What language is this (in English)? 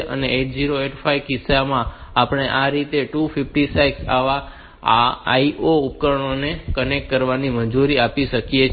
Gujarati